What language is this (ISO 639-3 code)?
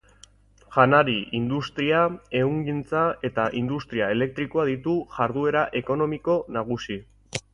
eus